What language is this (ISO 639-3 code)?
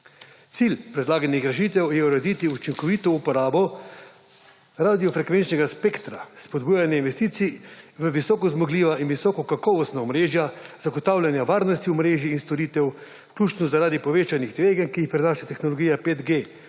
slv